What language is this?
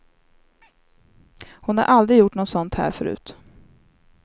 Swedish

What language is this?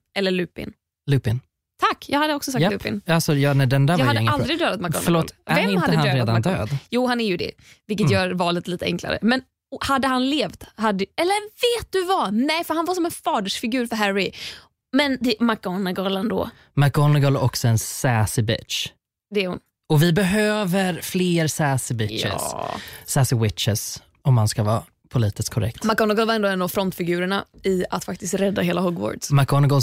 Swedish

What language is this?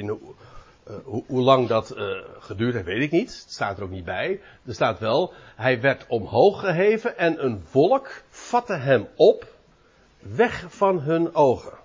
Dutch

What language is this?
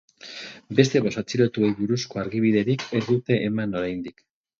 Basque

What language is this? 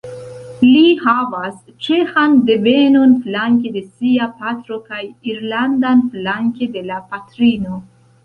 Esperanto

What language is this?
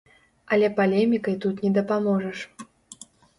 Belarusian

